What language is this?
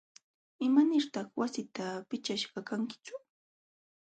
Jauja Wanca Quechua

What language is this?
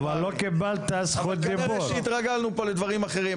Hebrew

